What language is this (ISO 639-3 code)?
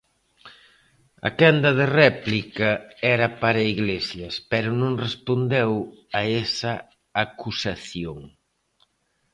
glg